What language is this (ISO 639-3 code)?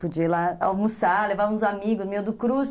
por